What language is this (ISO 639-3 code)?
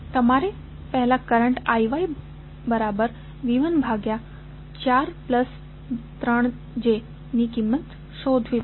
guj